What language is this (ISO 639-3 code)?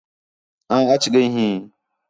xhe